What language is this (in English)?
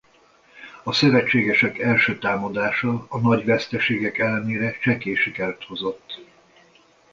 Hungarian